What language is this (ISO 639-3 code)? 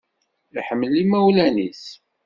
kab